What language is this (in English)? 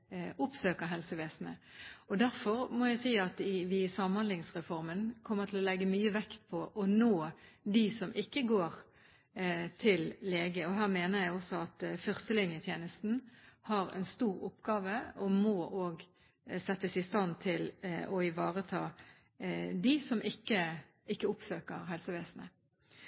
Norwegian Bokmål